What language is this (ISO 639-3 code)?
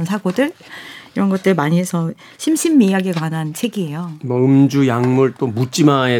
kor